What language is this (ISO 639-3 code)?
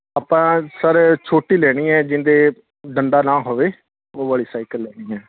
pan